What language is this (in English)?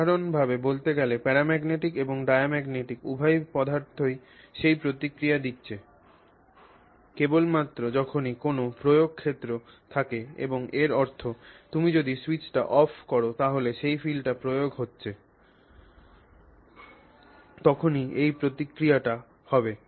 Bangla